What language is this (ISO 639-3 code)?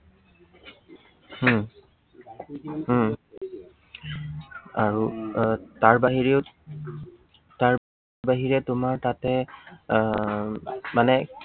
asm